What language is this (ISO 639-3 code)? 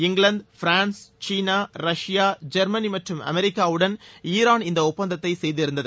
tam